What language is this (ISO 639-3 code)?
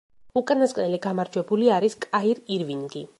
kat